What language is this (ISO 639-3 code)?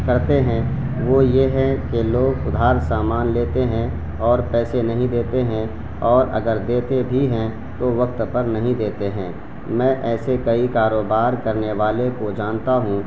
urd